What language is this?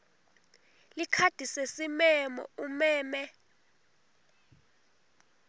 Swati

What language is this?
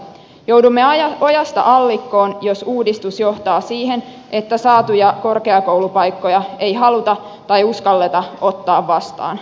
Finnish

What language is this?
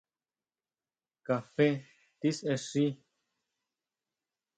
Huautla Mazatec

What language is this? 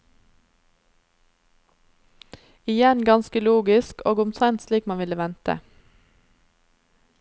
Norwegian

